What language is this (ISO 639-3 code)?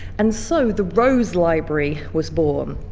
eng